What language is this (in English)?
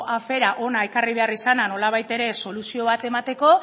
Basque